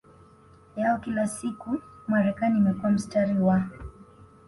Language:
Swahili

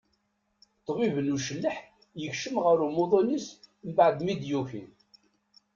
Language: Kabyle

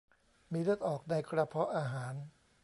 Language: Thai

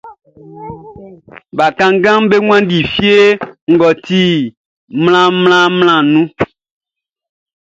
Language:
Baoulé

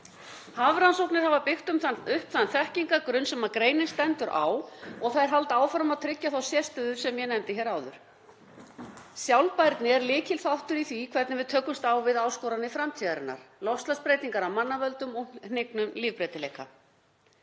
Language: Icelandic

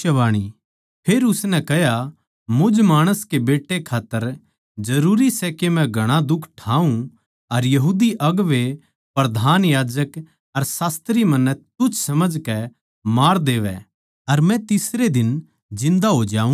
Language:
Haryanvi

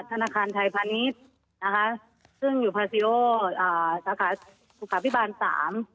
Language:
Thai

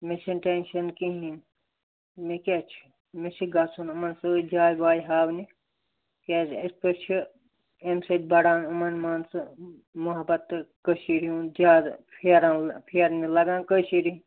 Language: Kashmiri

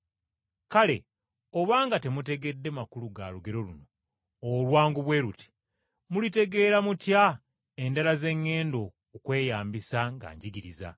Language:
Ganda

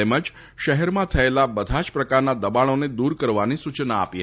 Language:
Gujarati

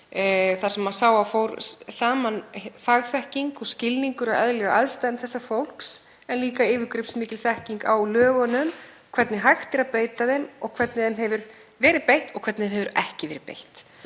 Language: Icelandic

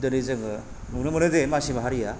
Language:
Bodo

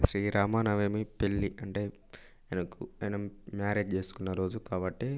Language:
Telugu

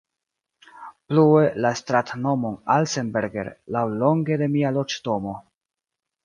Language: Esperanto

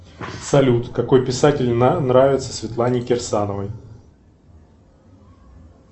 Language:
Russian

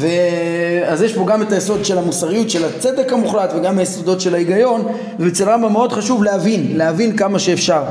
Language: Hebrew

